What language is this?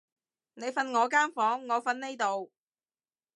Cantonese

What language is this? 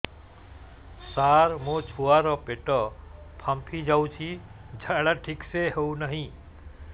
Odia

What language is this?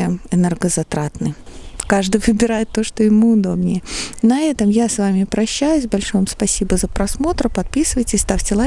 Russian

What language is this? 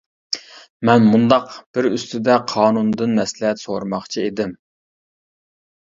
Uyghur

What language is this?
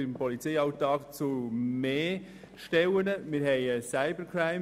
Swiss German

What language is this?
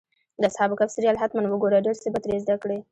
Pashto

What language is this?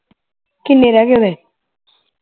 Punjabi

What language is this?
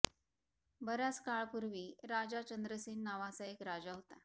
Marathi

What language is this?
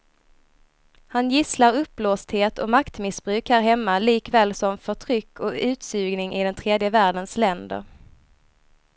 Swedish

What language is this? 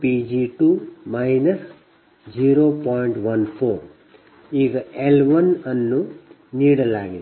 Kannada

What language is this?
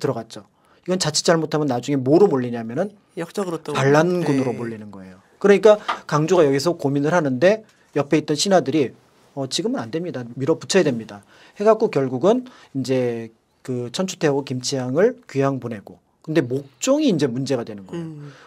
Korean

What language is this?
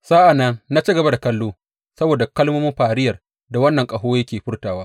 Hausa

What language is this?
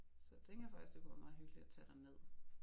Danish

